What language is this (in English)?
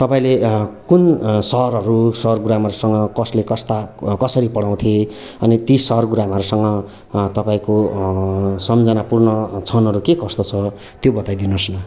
Nepali